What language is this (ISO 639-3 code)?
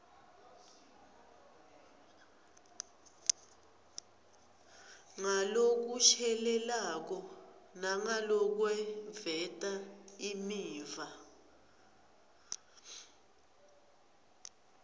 ssw